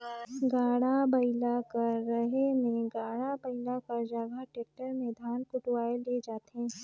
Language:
Chhattisgarhi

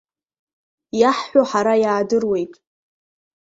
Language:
Abkhazian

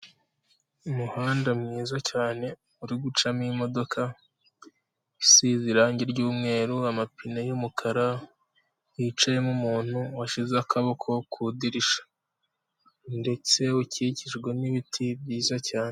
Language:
Kinyarwanda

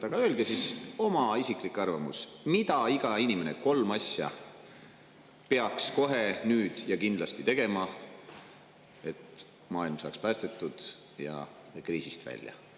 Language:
Estonian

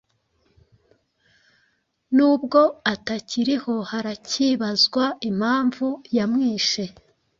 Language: Kinyarwanda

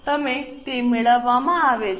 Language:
Gujarati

